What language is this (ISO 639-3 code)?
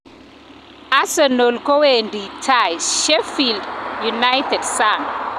kln